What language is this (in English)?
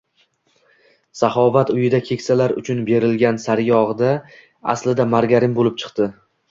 Uzbek